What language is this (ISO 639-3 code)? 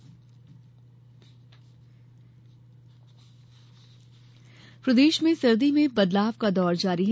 hin